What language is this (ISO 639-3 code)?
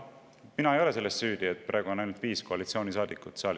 est